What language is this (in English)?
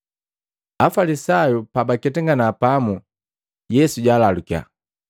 Matengo